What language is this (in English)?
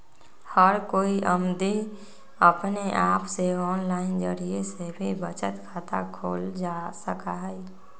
Magahi